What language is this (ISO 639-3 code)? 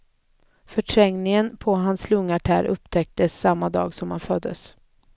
swe